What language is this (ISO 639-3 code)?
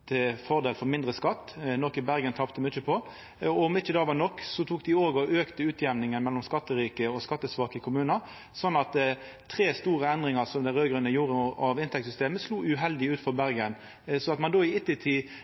nno